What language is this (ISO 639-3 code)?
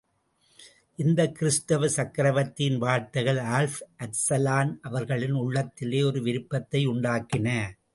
tam